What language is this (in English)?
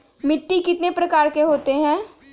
Magahi